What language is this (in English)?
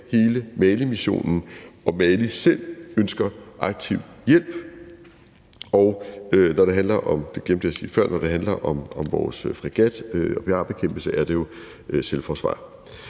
Danish